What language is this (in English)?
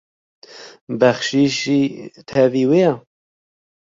Kurdish